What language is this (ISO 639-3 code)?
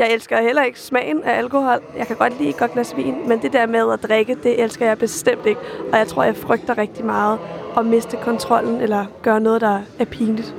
dan